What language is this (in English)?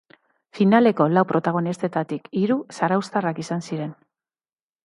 Basque